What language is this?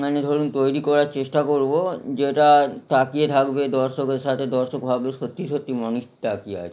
Bangla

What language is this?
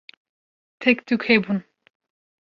Kurdish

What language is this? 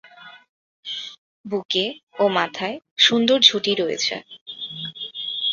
Bangla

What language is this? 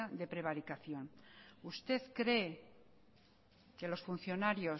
Spanish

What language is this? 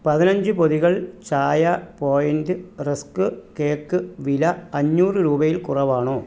Malayalam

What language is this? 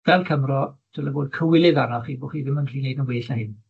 Welsh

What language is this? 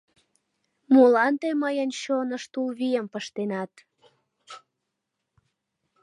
Mari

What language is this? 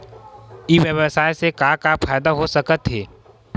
Chhattisgarhi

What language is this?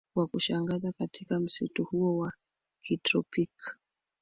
Swahili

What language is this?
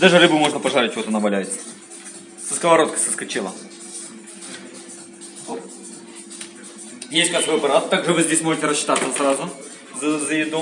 Russian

